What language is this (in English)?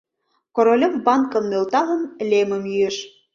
Mari